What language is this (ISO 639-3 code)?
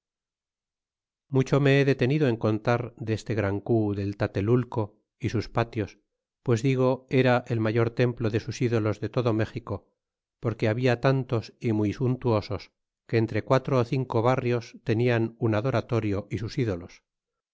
spa